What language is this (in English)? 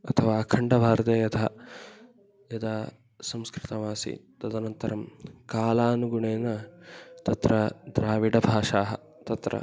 Sanskrit